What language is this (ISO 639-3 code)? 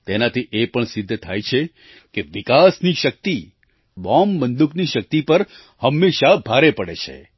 guj